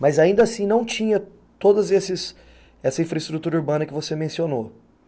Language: Portuguese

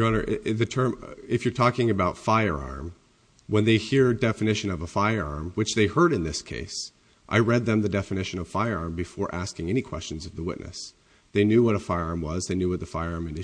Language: English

